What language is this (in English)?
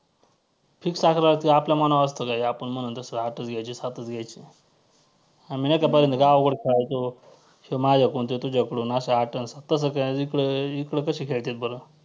Marathi